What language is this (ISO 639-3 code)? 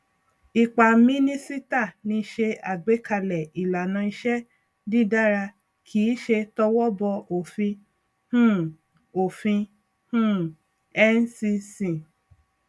yor